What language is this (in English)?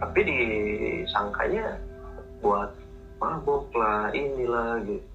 Indonesian